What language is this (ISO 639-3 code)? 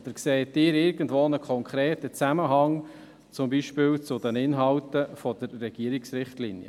gsw